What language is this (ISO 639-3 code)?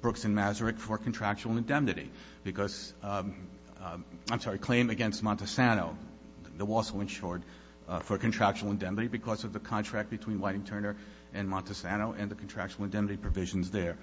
eng